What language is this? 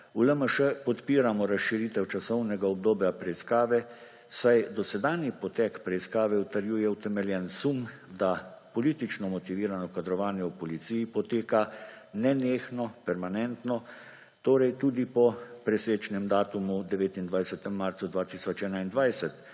Slovenian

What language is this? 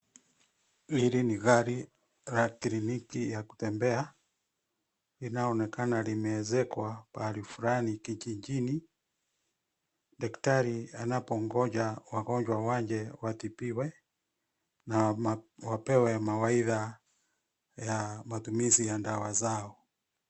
Swahili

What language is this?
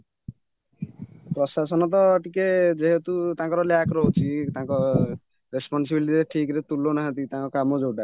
Odia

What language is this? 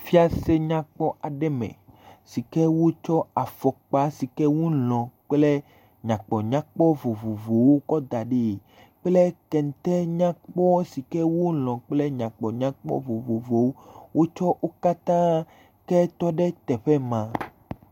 Ewe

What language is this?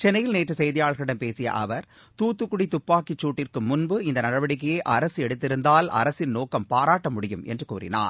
Tamil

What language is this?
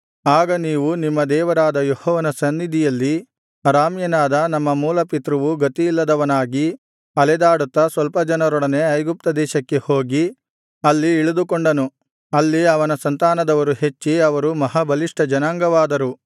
Kannada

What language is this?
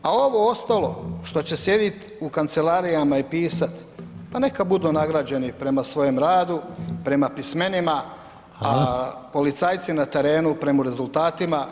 Croatian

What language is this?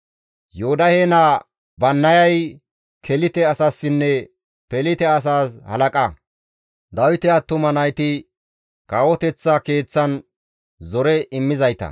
Gamo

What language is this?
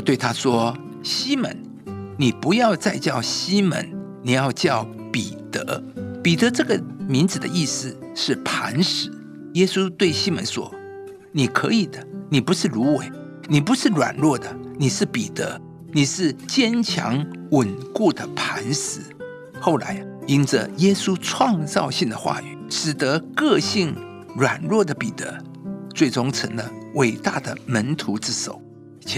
Chinese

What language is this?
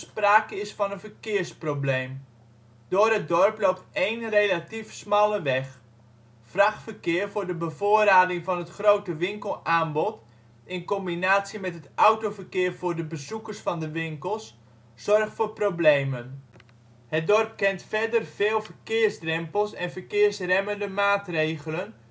Dutch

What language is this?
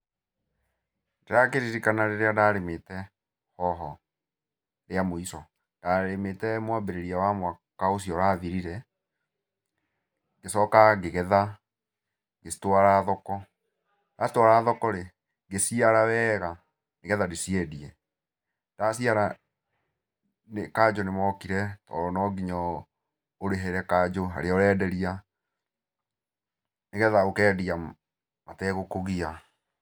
Kikuyu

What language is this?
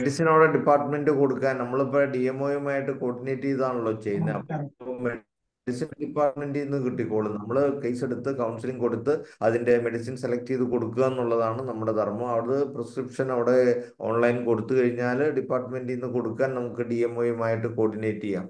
Malayalam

